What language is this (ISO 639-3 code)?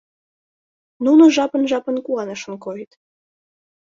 chm